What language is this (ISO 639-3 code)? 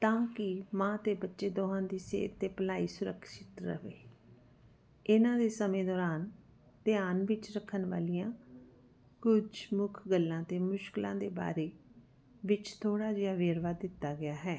pan